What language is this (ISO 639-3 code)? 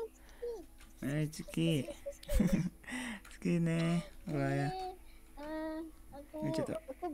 ind